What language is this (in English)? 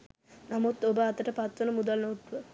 Sinhala